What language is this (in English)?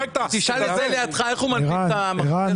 Hebrew